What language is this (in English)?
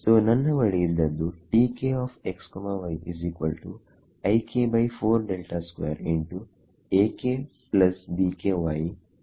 Kannada